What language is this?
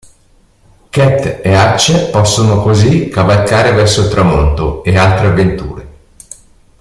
Italian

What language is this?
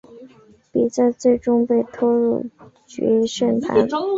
Chinese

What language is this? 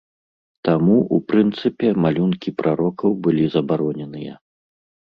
Belarusian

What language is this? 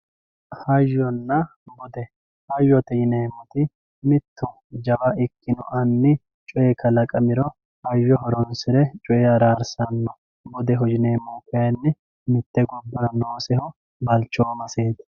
Sidamo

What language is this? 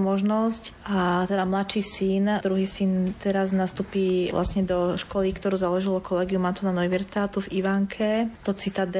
Slovak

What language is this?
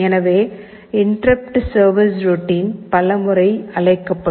Tamil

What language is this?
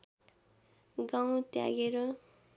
Nepali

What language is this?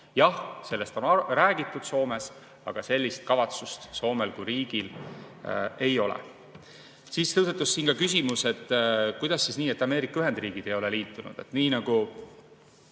Estonian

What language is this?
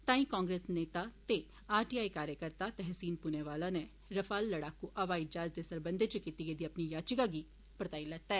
Dogri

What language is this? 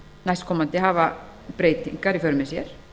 Icelandic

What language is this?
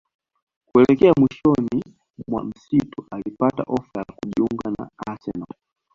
Swahili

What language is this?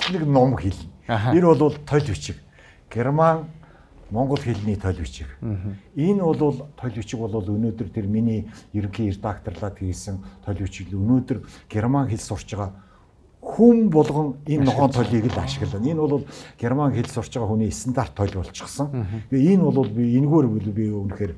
Turkish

